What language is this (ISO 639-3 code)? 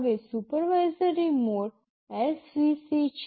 guj